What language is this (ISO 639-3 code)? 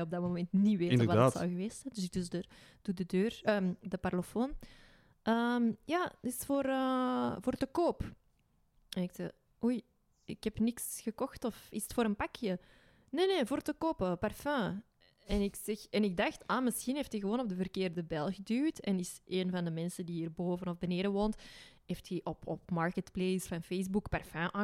nld